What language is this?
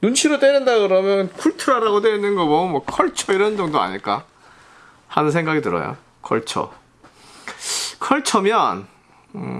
Korean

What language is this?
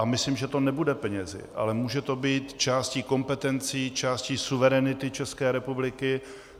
Czech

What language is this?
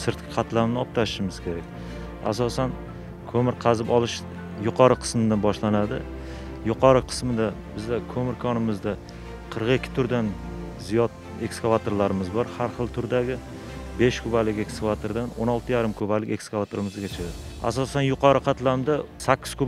Turkish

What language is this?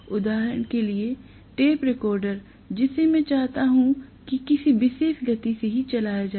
Hindi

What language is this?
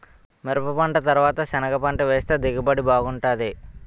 Telugu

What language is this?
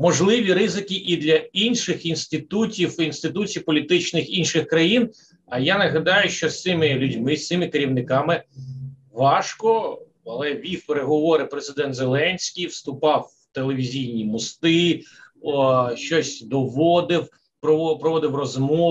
Russian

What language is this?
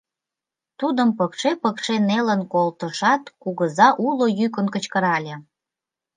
Mari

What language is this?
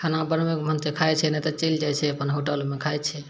Maithili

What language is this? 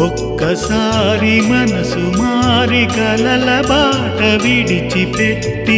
Telugu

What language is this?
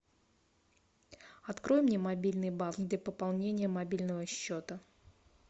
Russian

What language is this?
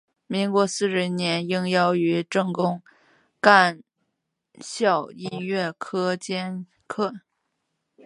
Chinese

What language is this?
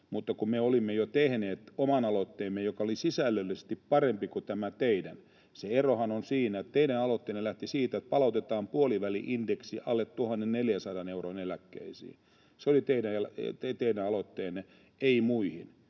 Finnish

